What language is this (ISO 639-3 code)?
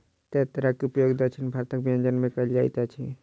mai